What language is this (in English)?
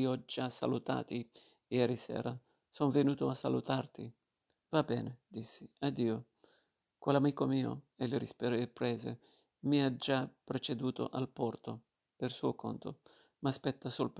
Italian